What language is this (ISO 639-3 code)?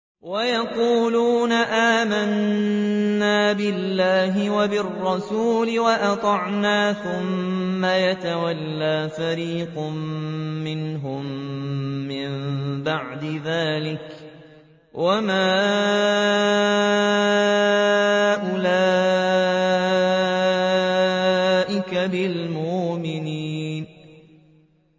ara